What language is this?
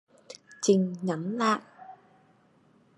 Vietnamese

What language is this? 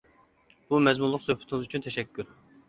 Uyghur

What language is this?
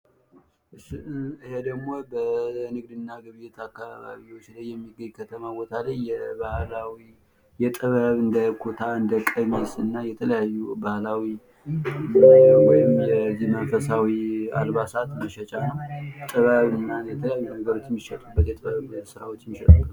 Amharic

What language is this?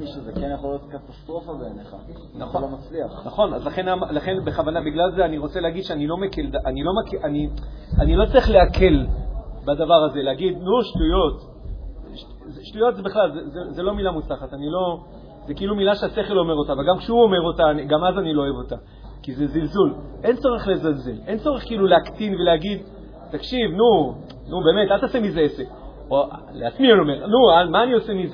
Hebrew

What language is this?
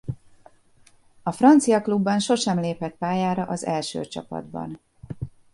Hungarian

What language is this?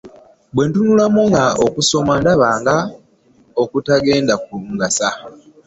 Ganda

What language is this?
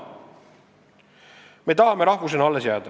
Estonian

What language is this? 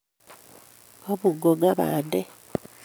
Kalenjin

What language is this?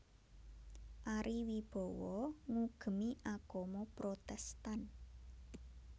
Javanese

